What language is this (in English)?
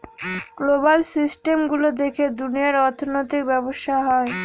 Bangla